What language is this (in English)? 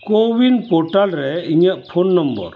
Santali